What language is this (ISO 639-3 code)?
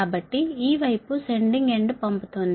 tel